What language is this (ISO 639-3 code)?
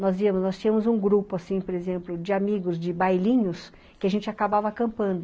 por